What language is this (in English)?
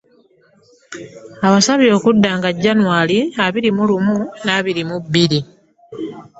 Ganda